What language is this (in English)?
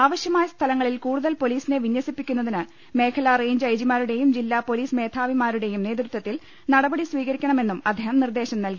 Malayalam